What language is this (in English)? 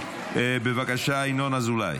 Hebrew